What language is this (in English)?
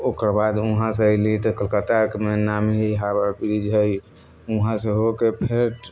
Maithili